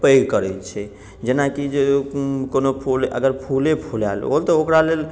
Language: Maithili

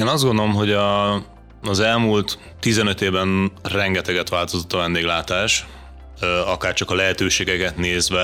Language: Hungarian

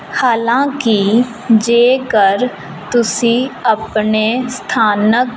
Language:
Punjabi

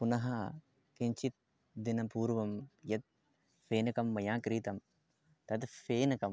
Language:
Sanskrit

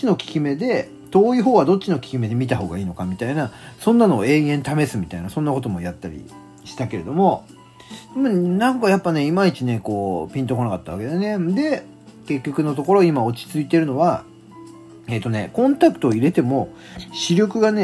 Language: Japanese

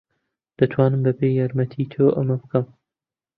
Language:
Central Kurdish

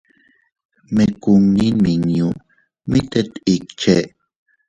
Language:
Teutila Cuicatec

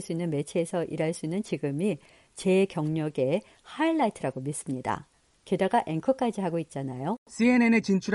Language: Korean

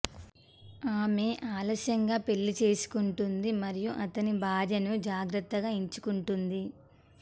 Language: Telugu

